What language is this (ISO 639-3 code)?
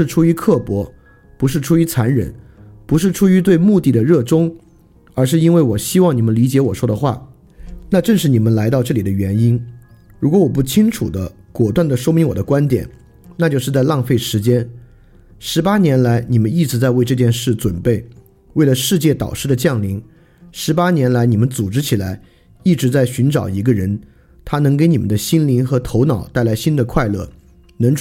zho